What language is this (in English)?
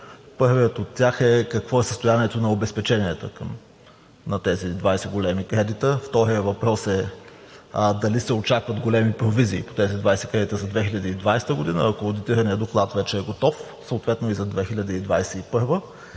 Bulgarian